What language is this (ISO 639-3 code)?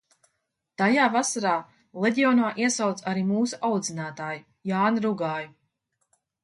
lav